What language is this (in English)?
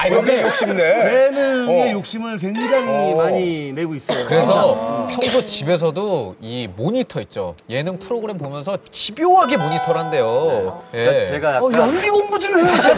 Korean